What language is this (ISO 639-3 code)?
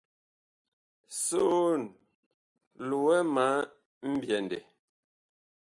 bkh